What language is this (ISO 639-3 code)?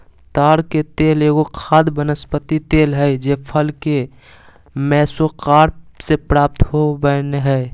mag